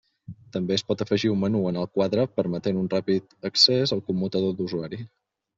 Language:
Catalan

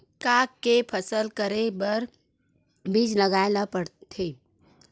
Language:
Chhattisgarhi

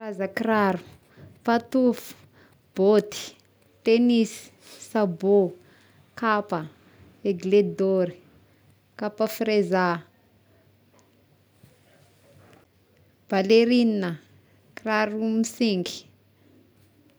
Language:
Tesaka Malagasy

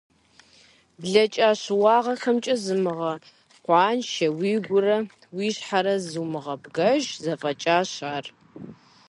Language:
Kabardian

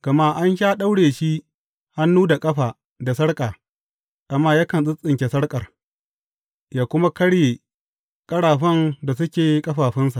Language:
Hausa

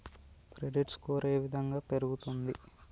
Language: Telugu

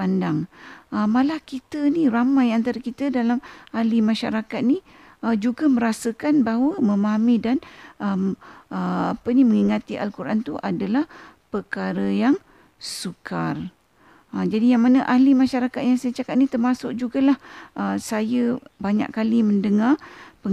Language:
Malay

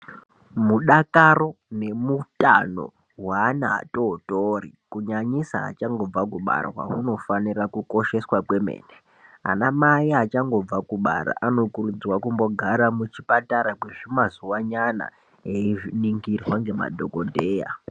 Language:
Ndau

